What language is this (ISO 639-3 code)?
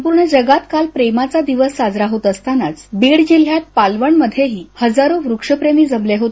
mar